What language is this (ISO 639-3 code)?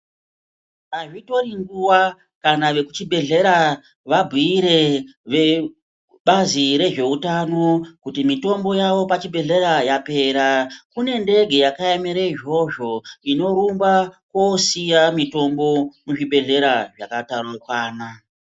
ndc